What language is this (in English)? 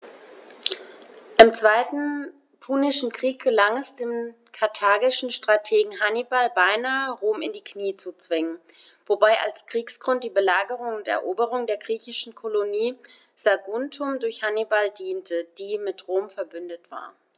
German